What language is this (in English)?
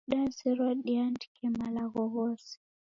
Taita